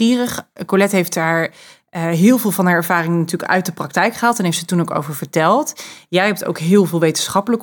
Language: Dutch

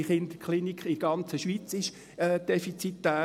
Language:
Swiss German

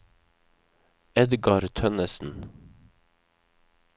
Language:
Norwegian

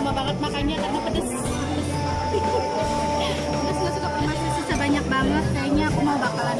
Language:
Indonesian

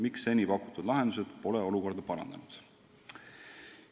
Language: Estonian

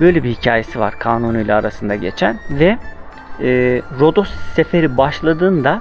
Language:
Turkish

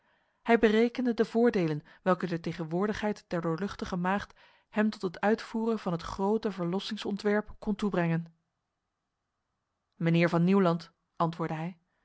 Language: Dutch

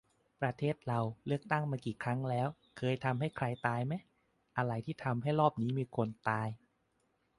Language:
Thai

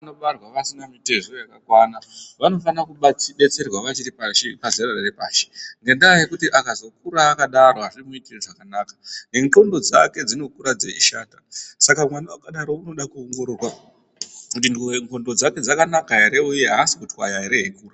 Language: Ndau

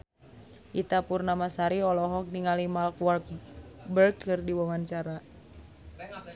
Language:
Sundanese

